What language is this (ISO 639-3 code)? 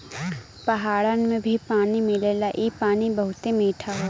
bho